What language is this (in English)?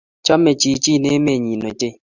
Kalenjin